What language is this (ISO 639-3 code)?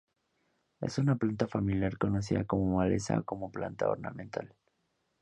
spa